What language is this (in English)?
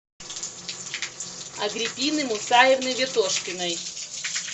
Russian